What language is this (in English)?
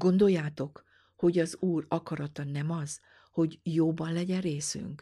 Hungarian